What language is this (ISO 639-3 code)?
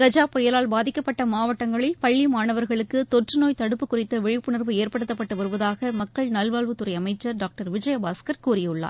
tam